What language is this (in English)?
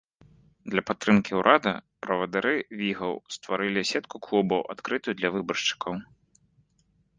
Belarusian